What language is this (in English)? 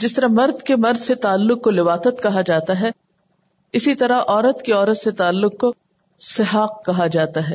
Urdu